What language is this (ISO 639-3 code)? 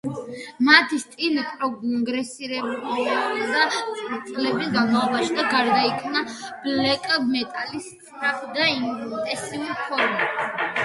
kat